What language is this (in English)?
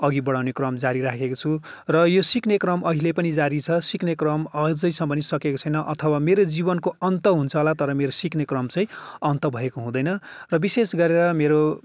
Nepali